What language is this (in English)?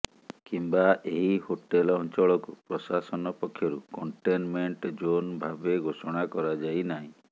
Odia